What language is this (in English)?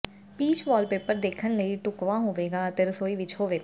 Punjabi